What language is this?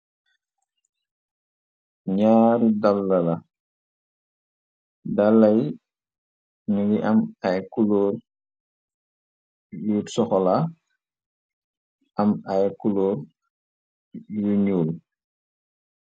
Wolof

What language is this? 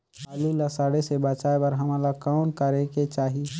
Chhattisgarhi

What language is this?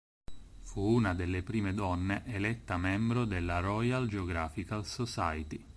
Italian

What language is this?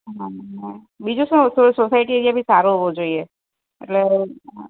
Gujarati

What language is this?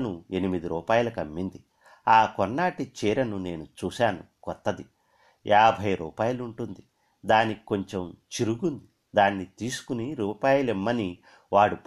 Telugu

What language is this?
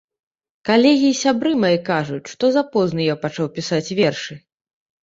Belarusian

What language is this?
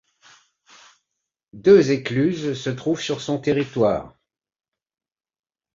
French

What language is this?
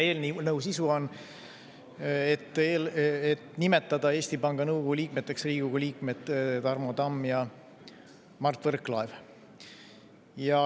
Estonian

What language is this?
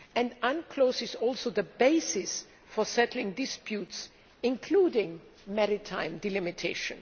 English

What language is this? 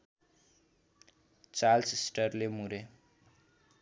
Nepali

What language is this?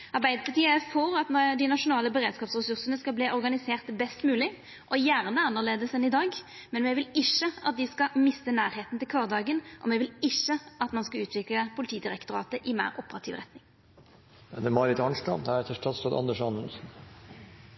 Norwegian Nynorsk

